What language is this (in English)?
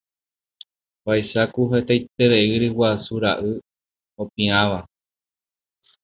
Guarani